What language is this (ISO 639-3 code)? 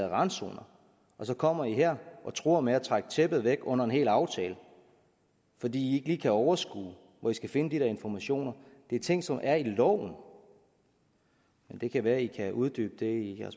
dan